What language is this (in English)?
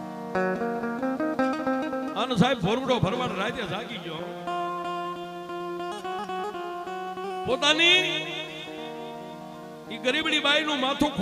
Gujarati